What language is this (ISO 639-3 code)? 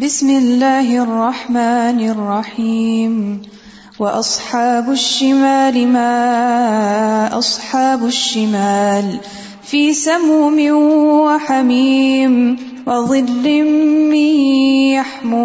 urd